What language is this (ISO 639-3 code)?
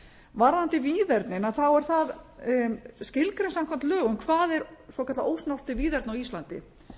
isl